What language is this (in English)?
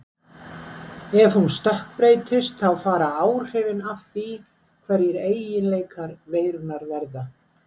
Icelandic